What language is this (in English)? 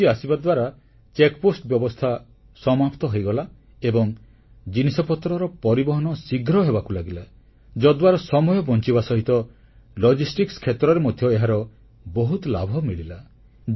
Odia